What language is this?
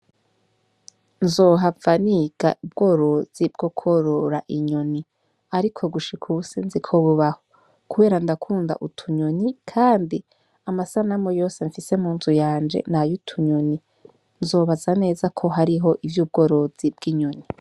Rundi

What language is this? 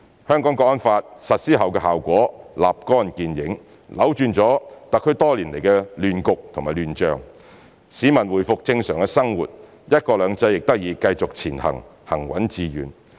Cantonese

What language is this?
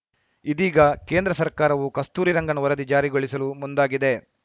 Kannada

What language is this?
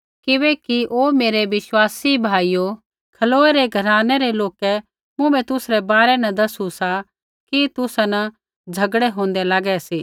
Kullu Pahari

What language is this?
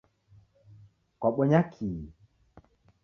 Taita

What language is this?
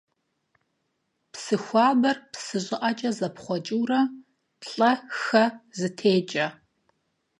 Kabardian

